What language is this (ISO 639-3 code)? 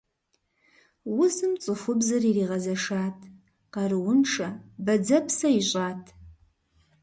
kbd